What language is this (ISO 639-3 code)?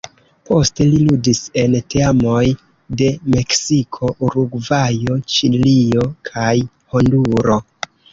epo